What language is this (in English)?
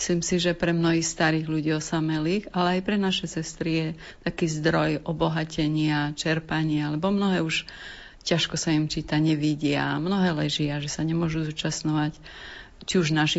Slovak